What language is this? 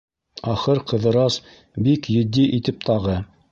Bashkir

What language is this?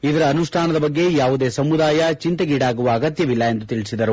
Kannada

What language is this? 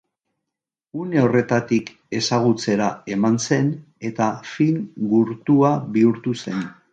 Basque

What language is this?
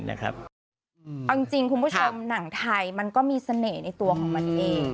Thai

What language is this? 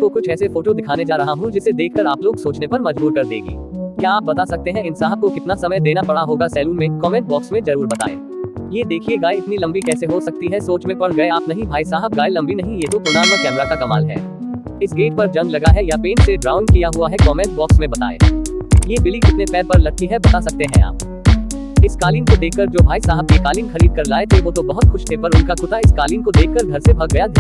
Hindi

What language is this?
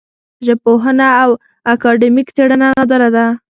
Pashto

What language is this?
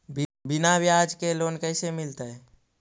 Magahi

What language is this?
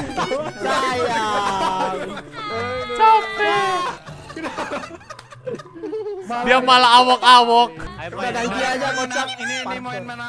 Indonesian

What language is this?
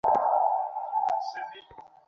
Bangla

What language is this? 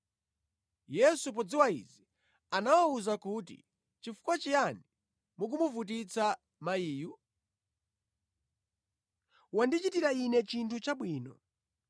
Nyanja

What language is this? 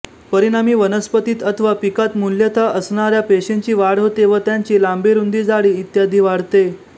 Marathi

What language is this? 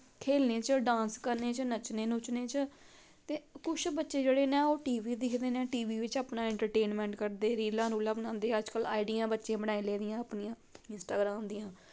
Dogri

